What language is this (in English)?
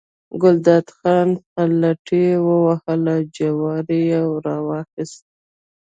Pashto